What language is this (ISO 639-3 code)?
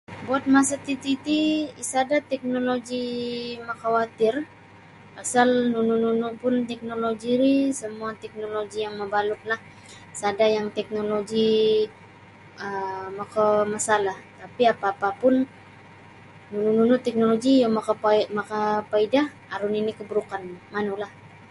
bsy